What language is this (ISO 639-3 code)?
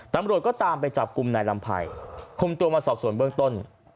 tha